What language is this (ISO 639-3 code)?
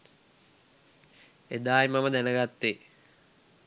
sin